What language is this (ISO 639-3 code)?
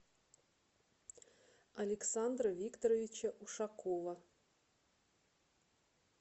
rus